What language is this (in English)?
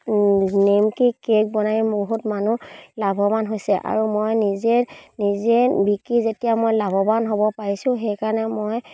Assamese